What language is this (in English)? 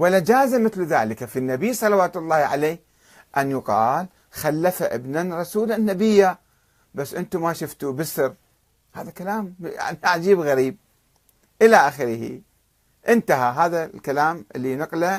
Arabic